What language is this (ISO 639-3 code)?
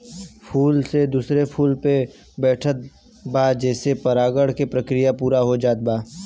bho